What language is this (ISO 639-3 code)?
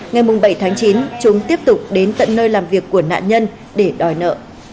vie